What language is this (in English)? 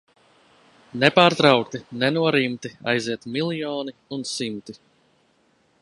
Latvian